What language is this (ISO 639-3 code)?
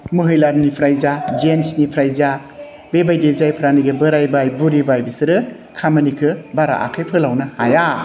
brx